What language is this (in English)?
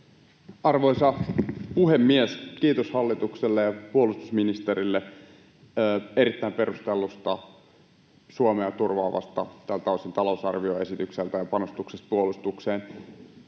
Finnish